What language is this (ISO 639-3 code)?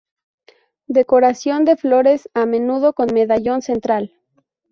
spa